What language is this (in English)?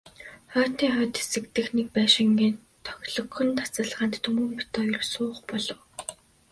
Mongolian